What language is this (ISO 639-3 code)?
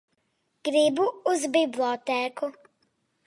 lav